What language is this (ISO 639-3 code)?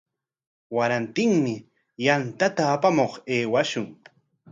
qwa